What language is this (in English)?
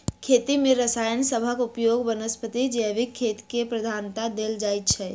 Maithili